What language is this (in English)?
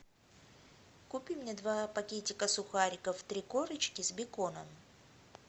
Russian